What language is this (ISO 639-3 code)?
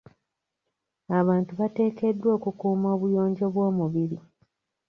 lug